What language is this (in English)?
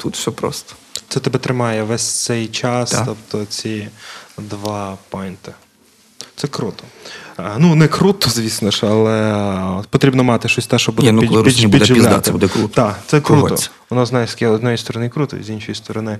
Ukrainian